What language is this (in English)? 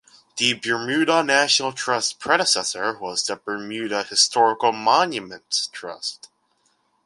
English